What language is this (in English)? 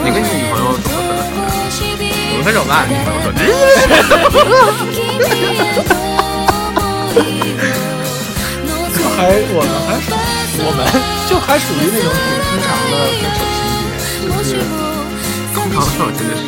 Chinese